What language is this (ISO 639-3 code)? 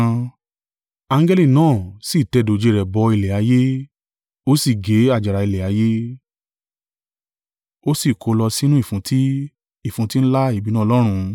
yor